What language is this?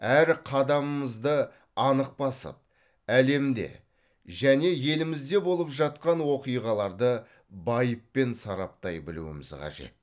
Kazakh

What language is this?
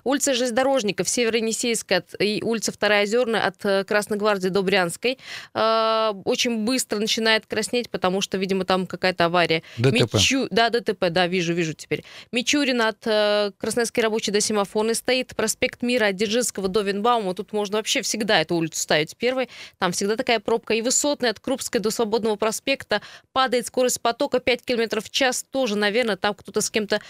Russian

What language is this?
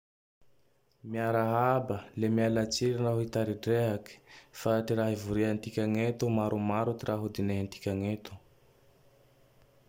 Tandroy-Mahafaly Malagasy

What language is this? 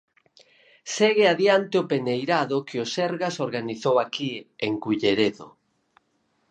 Galician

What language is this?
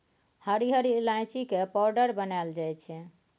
Maithili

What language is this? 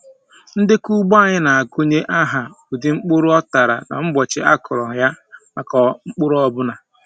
Igbo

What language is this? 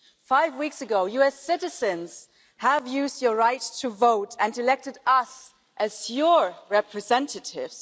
English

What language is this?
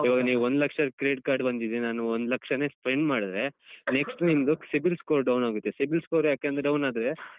Kannada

